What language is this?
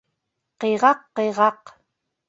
Bashkir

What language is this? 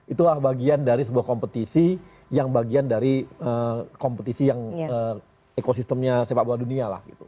Indonesian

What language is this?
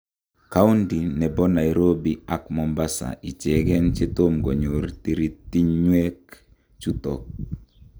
Kalenjin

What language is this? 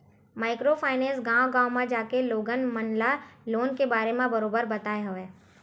Chhattisgarhi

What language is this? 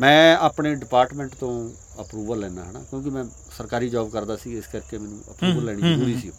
Punjabi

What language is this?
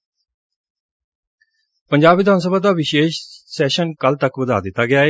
Punjabi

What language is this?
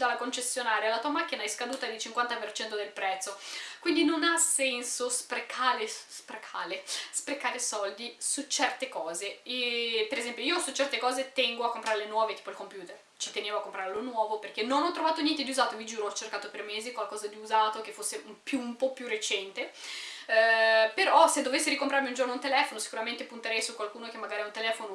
Italian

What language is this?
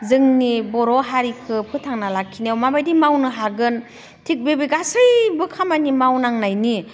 Bodo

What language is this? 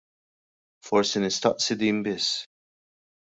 Maltese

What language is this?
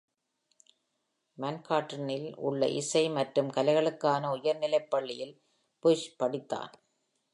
Tamil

